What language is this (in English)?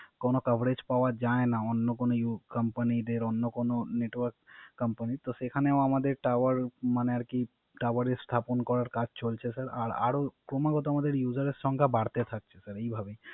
Bangla